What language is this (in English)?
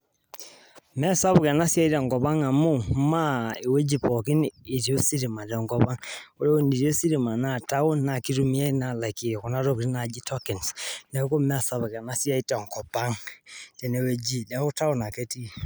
Masai